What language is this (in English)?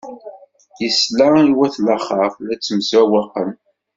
Kabyle